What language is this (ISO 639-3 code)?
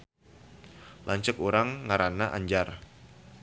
sun